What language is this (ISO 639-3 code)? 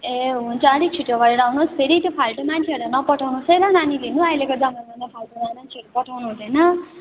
nep